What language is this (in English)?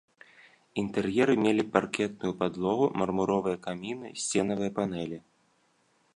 Belarusian